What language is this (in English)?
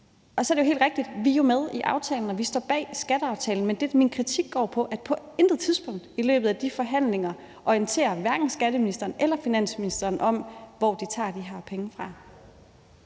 Danish